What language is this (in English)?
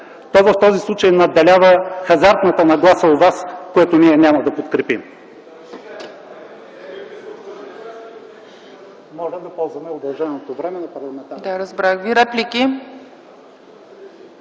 Bulgarian